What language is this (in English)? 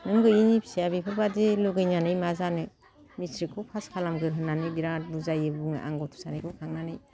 Bodo